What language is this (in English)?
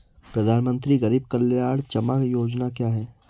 Hindi